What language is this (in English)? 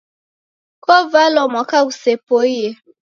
Taita